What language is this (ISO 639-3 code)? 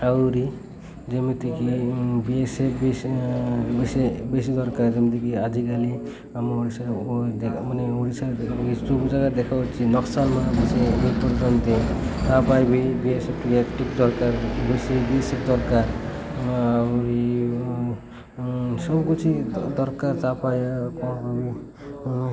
ori